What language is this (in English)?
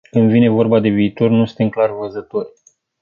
Romanian